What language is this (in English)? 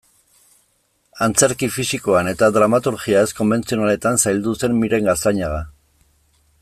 Basque